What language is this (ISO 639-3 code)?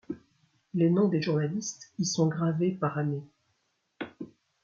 fra